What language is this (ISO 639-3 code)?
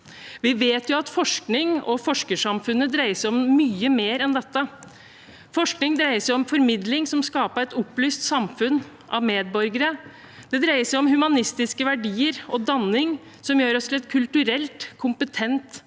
nor